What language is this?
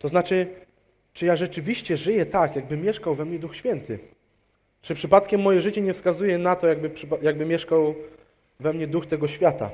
Polish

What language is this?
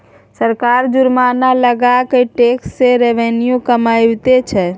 Maithili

